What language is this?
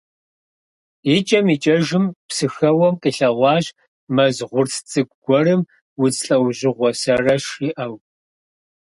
Kabardian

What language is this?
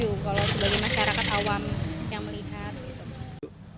Indonesian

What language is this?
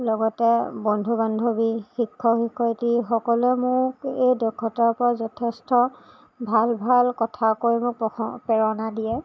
Assamese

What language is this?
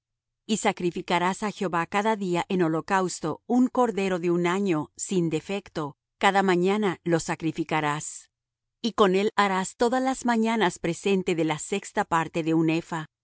Spanish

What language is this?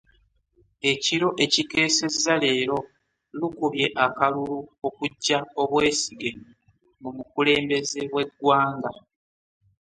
Ganda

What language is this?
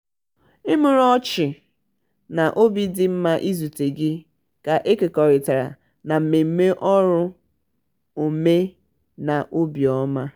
Igbo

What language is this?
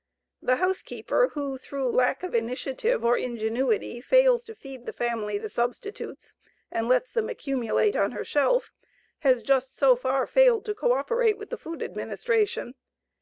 English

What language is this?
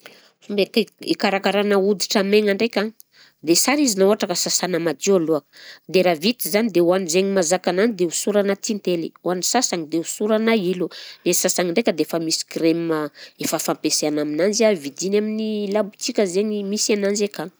Southern Betsimisaraka Malagasy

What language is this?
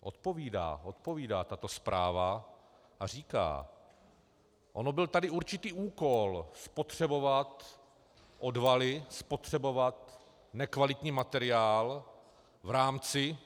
Czech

